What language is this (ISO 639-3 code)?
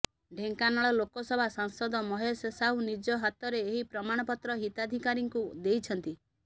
ori